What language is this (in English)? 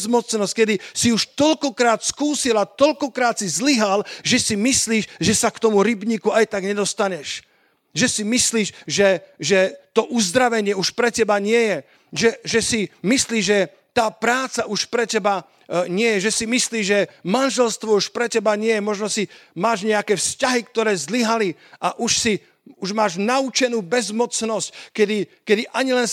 Slovak